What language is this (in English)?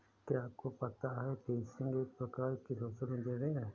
Hindi